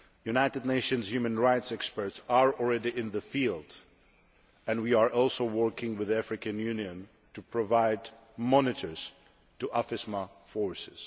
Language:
English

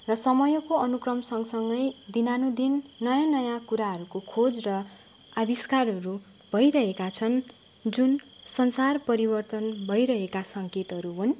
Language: Nepali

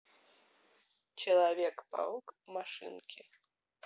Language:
Russian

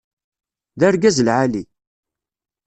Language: Kabyle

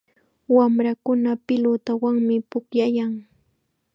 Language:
Chiquián Ancash Quechua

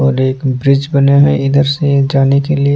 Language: Hindi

